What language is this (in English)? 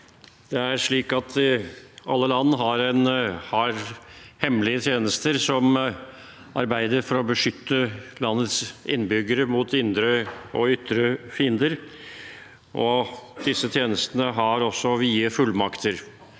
Norwegian